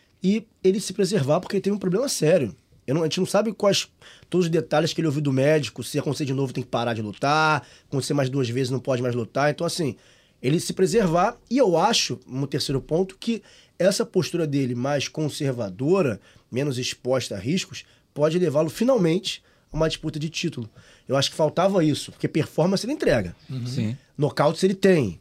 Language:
Portuguese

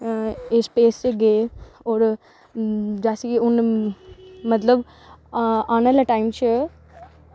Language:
Dogri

